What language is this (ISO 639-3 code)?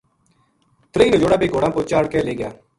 gju